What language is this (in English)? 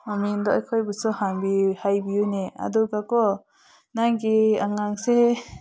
Manipuri